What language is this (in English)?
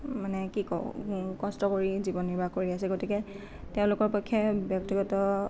Assamese